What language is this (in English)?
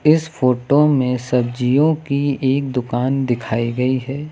Hindi